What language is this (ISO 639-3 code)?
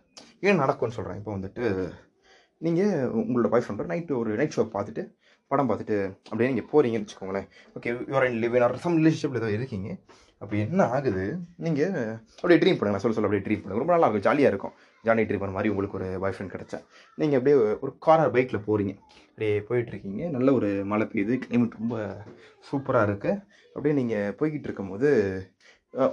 tam